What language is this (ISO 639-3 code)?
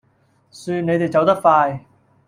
yue